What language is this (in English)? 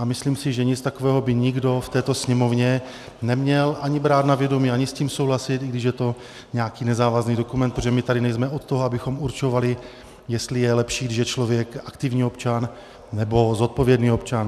Czech